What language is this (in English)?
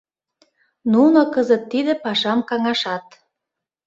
Mari